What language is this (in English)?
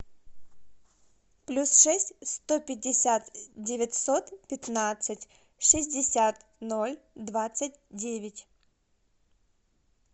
Russian